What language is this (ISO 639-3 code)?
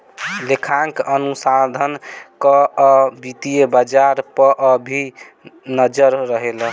bho